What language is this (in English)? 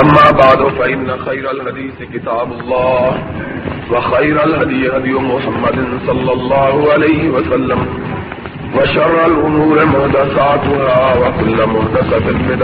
Urdu